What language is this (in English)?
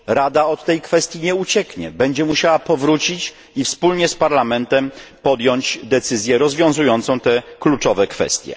Polish